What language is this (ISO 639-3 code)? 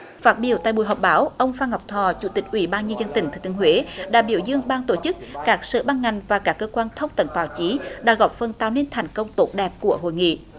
vie